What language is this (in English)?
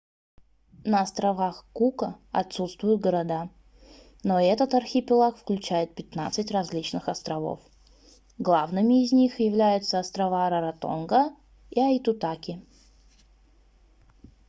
Russian